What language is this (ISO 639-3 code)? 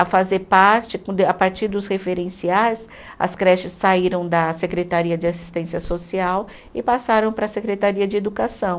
por